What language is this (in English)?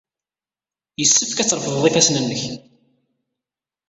Kabyle